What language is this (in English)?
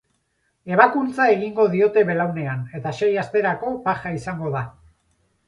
Basque